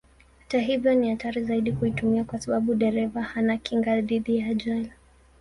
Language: Swahili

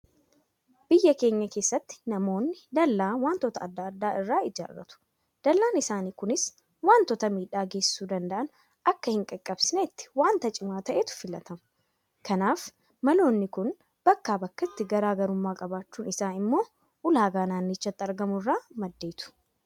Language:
Oromo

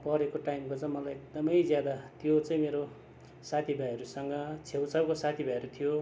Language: Nepali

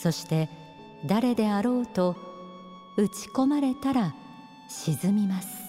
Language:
Japanese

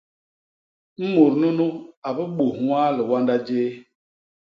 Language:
Basaa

